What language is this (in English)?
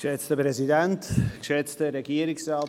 Swiss German